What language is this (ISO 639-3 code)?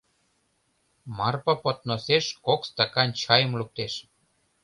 chm